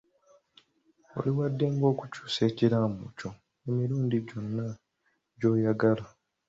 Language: Ganda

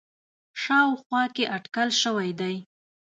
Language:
Pashto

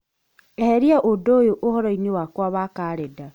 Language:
Kikuyu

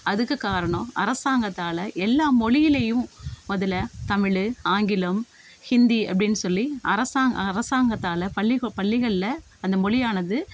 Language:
Tamil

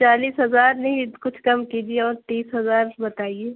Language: Urdu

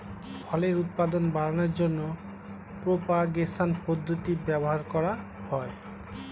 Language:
Bangla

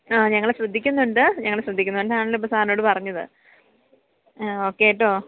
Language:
Malayalam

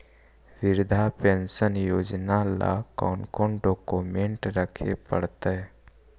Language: Magahi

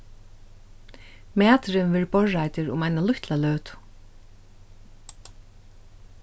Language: Faroese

